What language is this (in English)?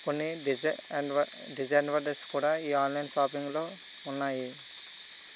Telugu